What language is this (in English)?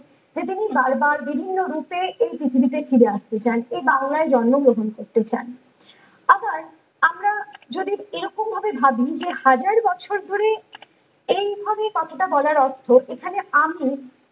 Bangla